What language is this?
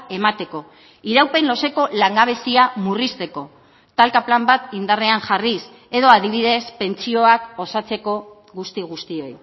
Basque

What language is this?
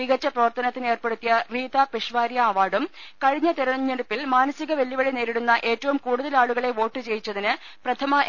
Malayalam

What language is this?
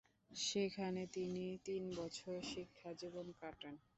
Bangla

